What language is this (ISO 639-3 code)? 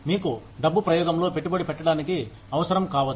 tel